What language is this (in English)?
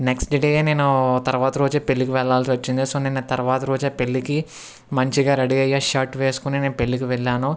Telugu